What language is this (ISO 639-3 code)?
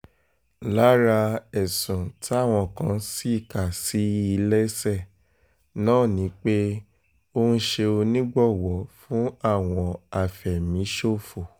yor